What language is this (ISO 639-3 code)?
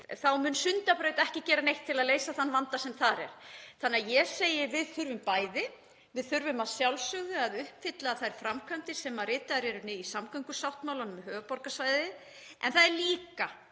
isl